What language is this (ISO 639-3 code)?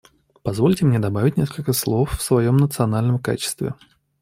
rus